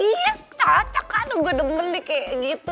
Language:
Indonesian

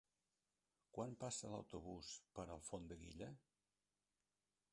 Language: Catalan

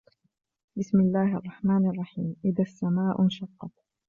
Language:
Arabic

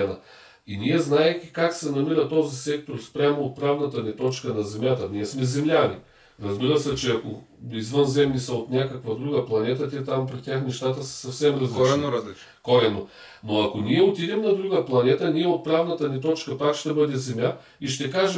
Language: Bulgarian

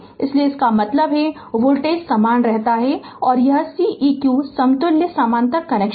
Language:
Hindi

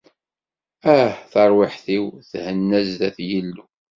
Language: Kabyle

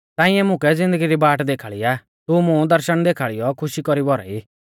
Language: Mahasu Pahari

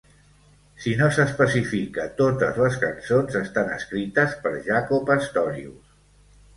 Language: Catalan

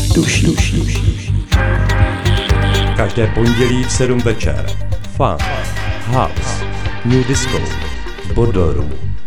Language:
Czech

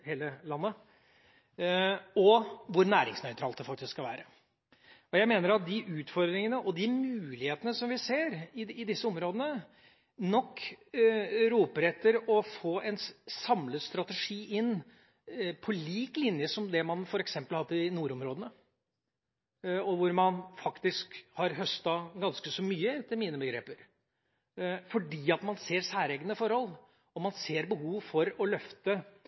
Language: Norwegian Bokmål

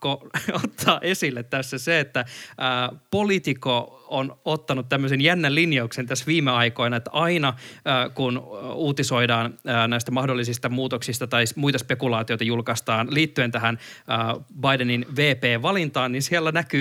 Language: Finnish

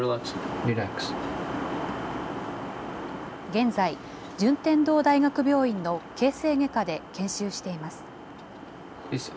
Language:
Japanese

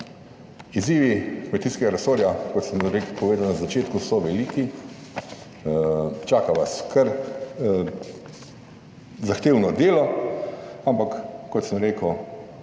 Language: Slovenian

